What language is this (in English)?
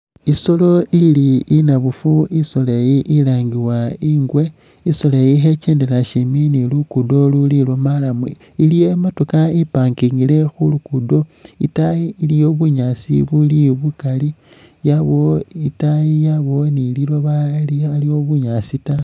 Masaaba